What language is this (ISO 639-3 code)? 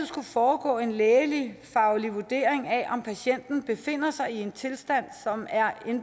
dan